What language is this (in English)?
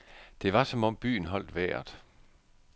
Danish